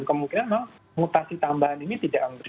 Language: Indonesian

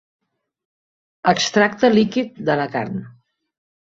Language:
Catalan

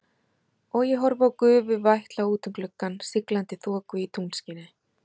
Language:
Icelandic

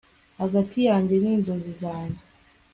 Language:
Kinyarwanda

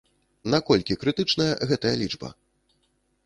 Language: Belarusian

